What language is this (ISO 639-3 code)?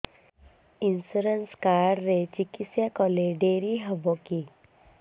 ori